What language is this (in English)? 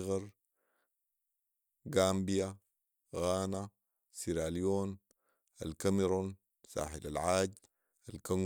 Sudanese Arabic